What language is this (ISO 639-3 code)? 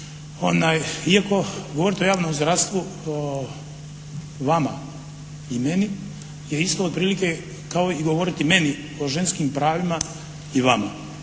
hrv